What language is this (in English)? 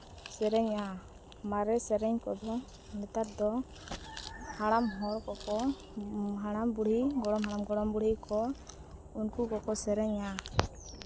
Santali